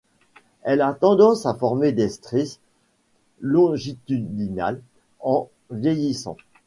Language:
French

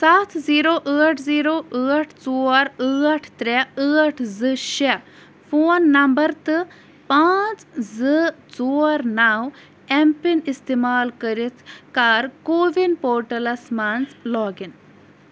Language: Kashmiri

